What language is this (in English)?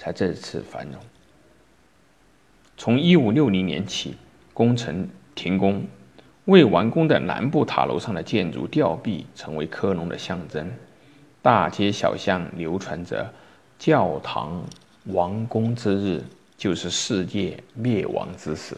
Chinese